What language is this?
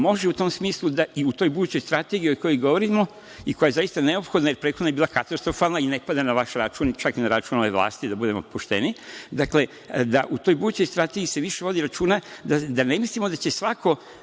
Serbian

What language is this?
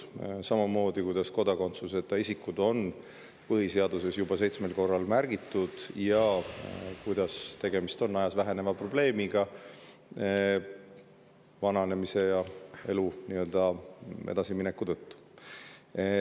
Estonian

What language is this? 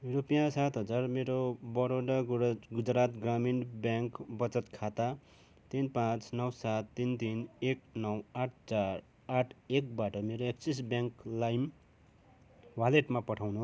Nepali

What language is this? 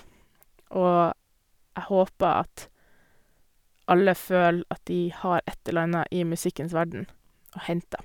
Norwegian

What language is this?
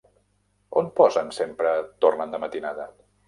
Catalan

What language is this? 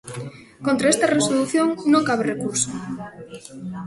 Galician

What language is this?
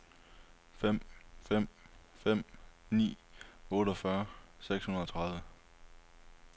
Danish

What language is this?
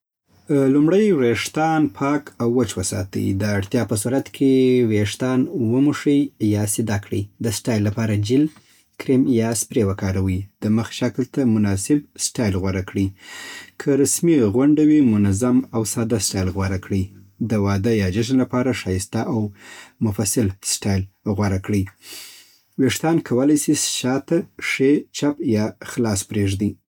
Southern Pashto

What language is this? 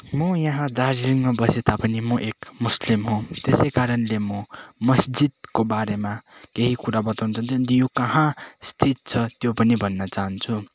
Nepali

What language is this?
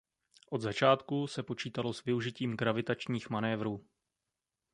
Czech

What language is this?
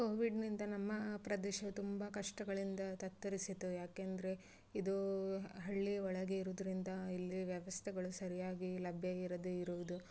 Kannada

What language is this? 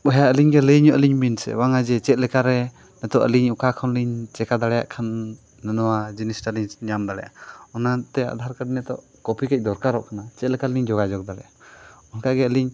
Santali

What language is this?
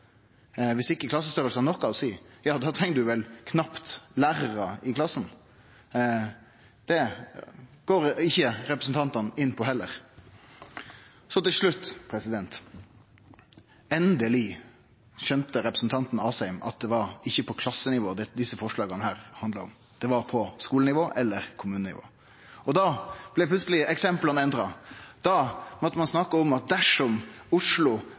Norwegian Nynorsk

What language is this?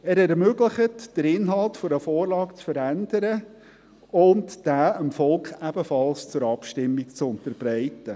Swiss German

